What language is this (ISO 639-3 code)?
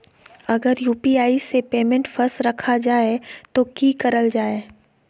mag